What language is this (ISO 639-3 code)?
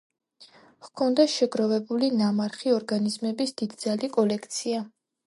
kat